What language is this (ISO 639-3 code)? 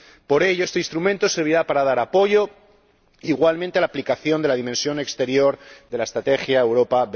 spa